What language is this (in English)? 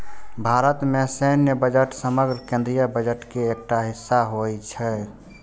Maithili